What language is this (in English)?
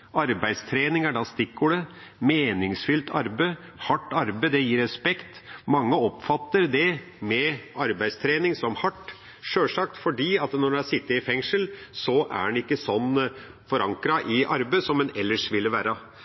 Norwegian Bokmål